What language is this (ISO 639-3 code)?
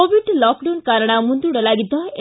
kan